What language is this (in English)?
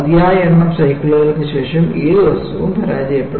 Malayalam